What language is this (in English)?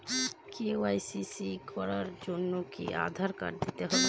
Bangla